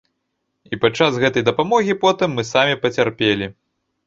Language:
Belarusian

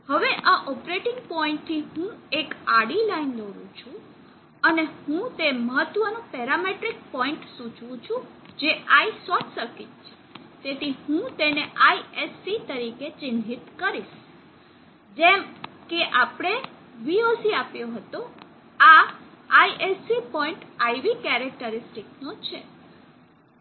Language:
Gujarati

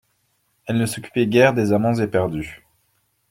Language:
French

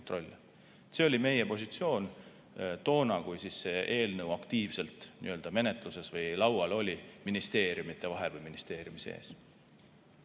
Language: Estonian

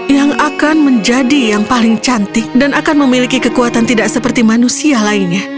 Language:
Indonesian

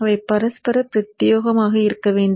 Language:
Tamil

